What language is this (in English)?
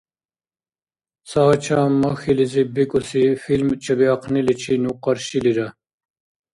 Dargwa